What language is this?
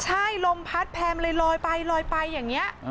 Thai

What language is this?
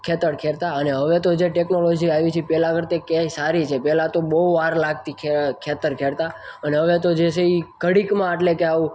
Gujarati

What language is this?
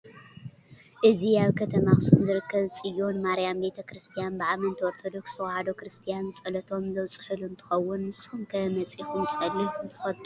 Tigrinya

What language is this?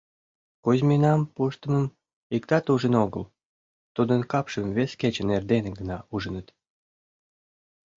Mari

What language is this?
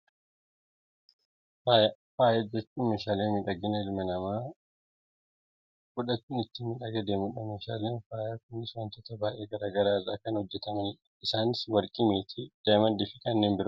Oromo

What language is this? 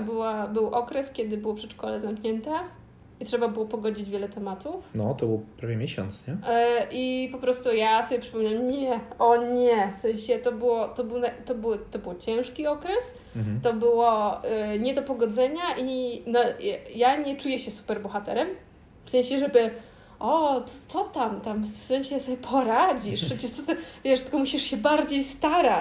Polish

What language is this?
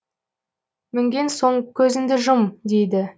Kazakh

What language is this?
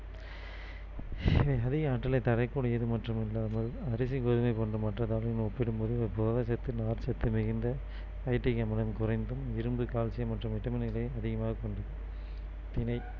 Tamil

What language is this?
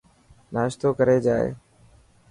Dhatki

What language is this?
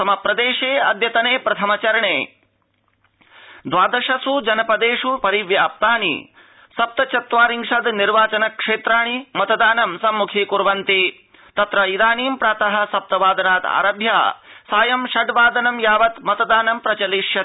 Sanskrit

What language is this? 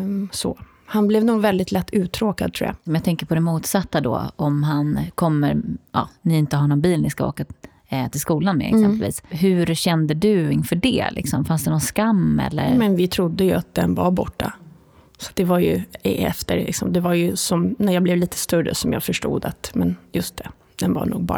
Swedish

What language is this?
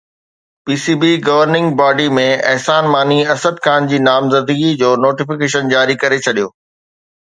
Sindhi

